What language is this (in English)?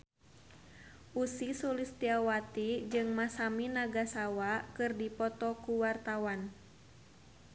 Sundanese